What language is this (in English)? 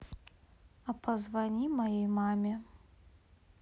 Russian